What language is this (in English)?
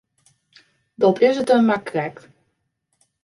Western Frisian